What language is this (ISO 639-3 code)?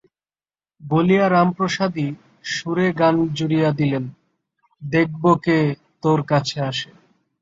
ben